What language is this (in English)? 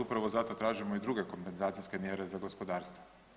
Croatian